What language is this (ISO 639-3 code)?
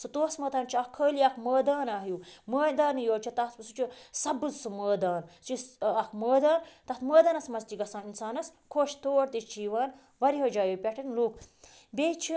kas